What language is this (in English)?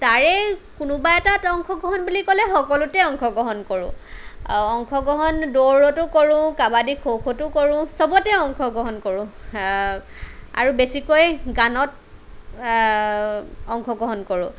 Assamese